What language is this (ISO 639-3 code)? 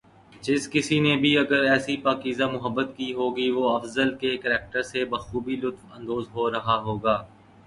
urd